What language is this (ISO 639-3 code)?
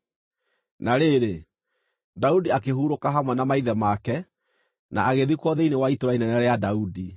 kik